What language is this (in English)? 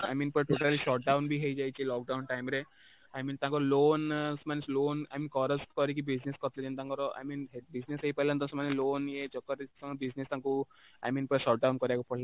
Odia